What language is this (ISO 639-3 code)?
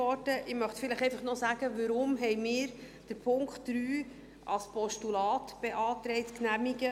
gsw